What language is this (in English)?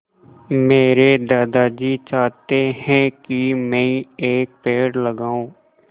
Hindi